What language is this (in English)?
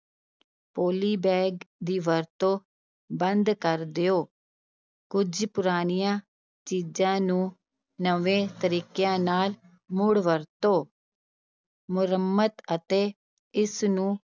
Punjabi